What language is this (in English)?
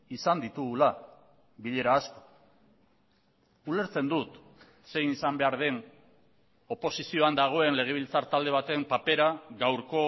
Basque